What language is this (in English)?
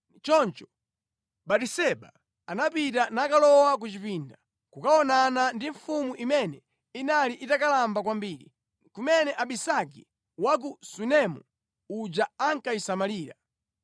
Nyanja